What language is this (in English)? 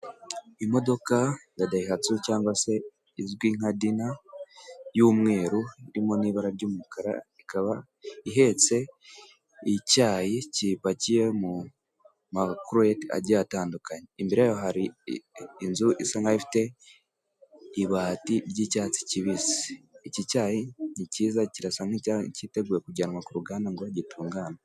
Kinyarwanda